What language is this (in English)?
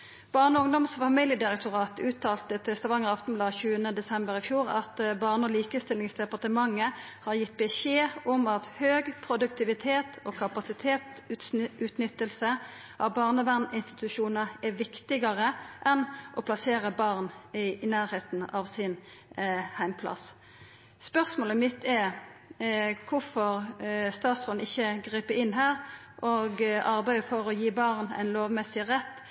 Norwegian Nynorsk